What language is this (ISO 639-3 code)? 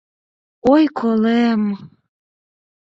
chm